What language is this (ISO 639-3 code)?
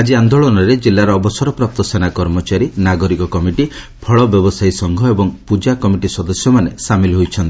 ori